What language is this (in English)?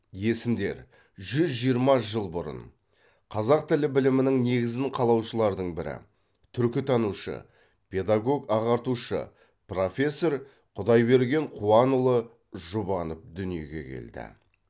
Kazakh